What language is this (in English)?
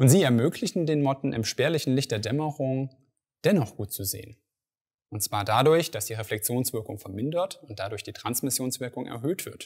German